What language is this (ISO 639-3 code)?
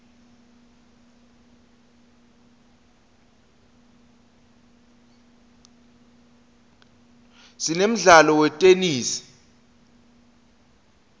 ssw